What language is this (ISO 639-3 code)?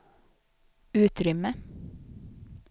swe